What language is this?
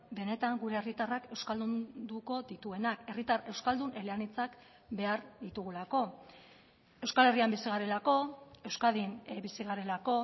Basque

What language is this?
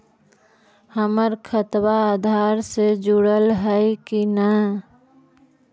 Magahi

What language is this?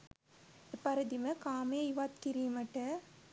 Sinhala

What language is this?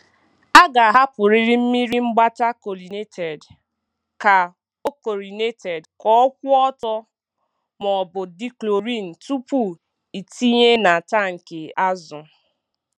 Igbo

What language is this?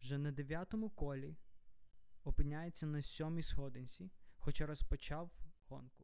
Ukrainian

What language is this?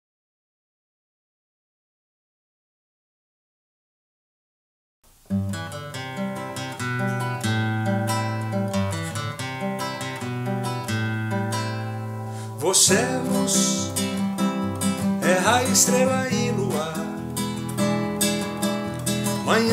Portuguese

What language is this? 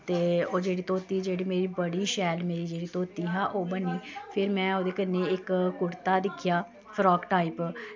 Dogri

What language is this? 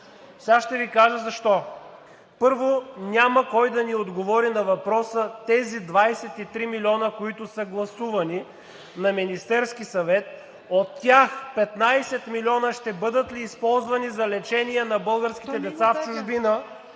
Bulgarian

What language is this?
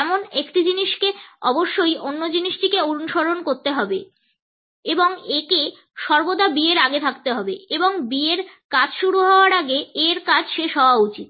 Bangla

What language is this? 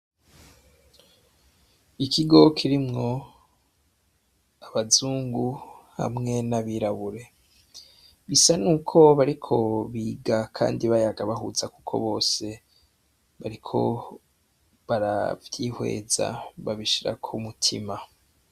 Rundi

